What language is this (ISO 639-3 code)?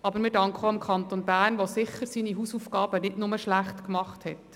gsw